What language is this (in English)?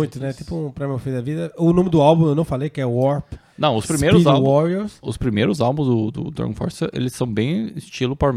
Portuguese